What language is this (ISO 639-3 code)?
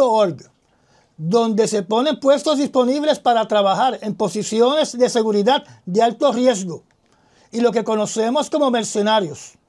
spa